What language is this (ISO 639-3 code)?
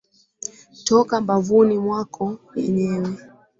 swa